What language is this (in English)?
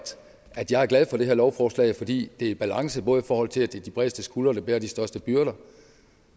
Danish